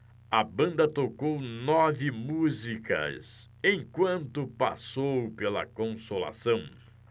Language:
Portuguese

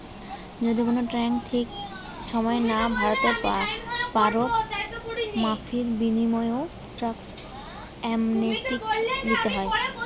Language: Bangla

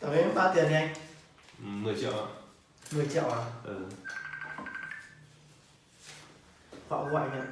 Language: Vietnamese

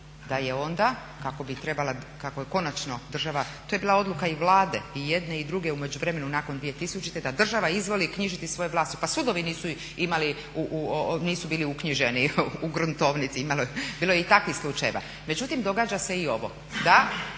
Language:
Croatian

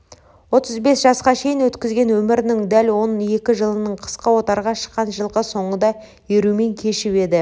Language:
Kazakh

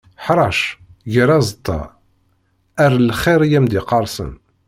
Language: Kabyle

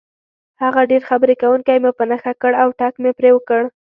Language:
Pashto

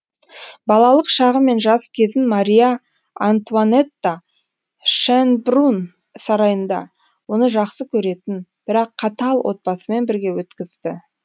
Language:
Kazakh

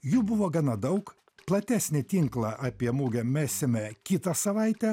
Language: Lithuanian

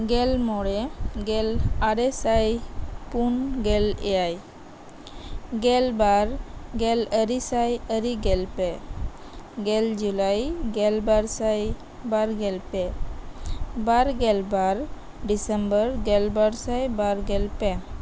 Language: Santali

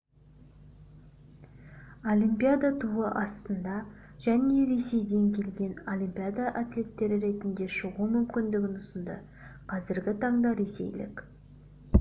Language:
Kazakh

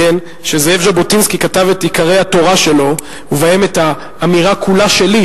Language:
Hebrew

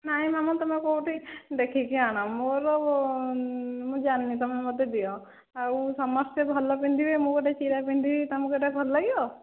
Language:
Odia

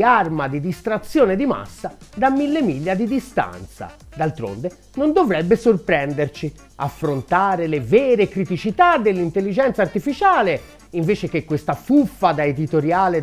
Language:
Italian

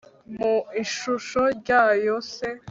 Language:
Kinyarwanda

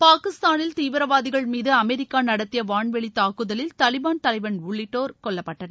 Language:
Tamil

